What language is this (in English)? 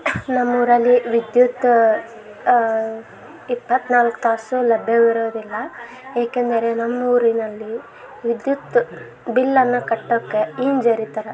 Kannada